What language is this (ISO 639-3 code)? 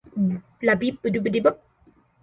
eng